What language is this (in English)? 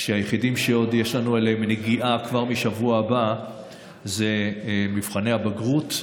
Hebrew